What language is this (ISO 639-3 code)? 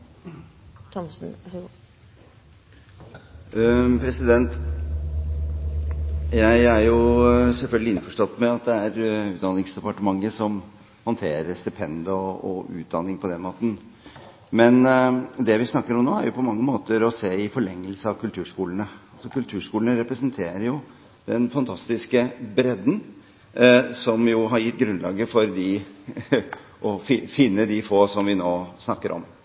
nob